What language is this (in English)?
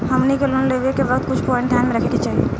Bhojpuri